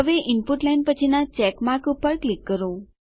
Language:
Gujarati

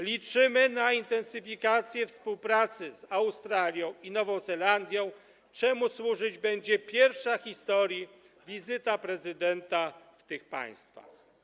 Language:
Polish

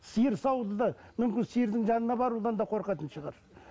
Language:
Kazakh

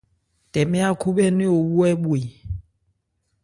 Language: Ebrié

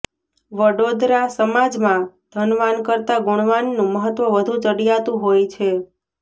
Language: Gujarati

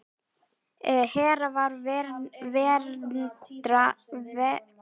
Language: Icelandic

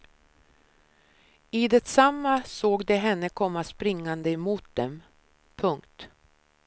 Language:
Swedish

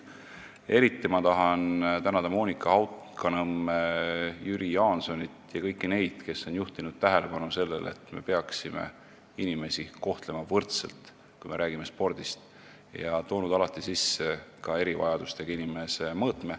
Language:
Estonian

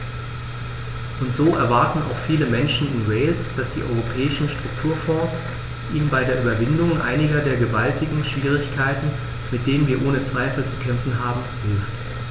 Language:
German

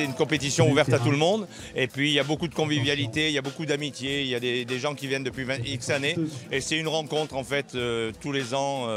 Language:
French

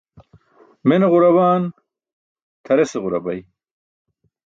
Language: Burushaski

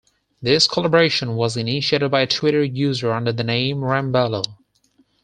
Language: English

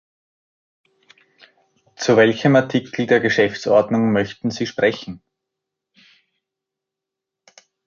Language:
German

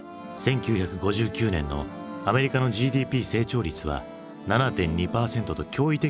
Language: Japanese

